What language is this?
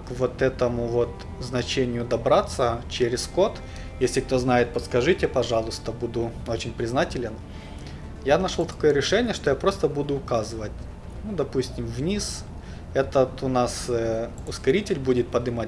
Russian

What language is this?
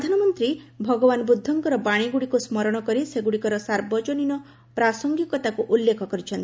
Odia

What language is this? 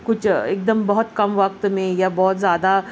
Urdu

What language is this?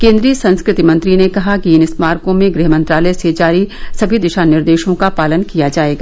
Hindi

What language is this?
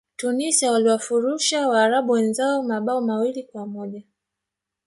Swahili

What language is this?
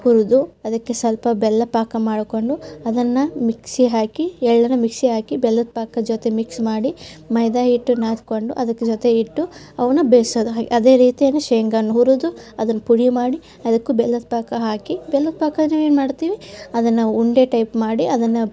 Kannada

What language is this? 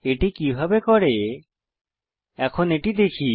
Bangla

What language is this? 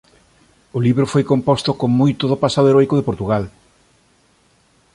Galician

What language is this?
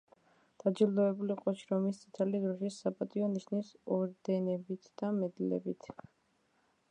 Georgian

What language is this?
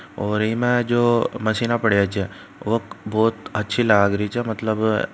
Marwari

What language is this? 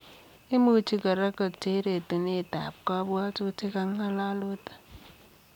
Kalenjin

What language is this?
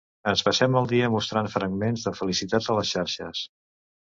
Catalan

